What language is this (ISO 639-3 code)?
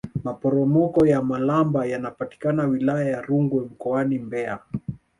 swa